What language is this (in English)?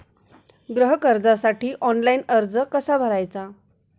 Marathi